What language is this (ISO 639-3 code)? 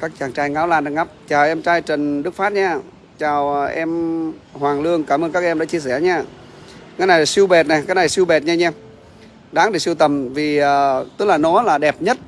vie